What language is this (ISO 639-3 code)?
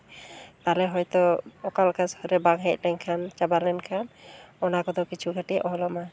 sat